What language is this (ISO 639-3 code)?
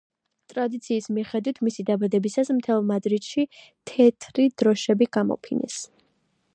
kat